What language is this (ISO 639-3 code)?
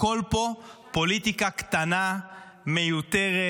heb